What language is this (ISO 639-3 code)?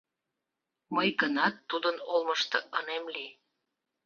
chm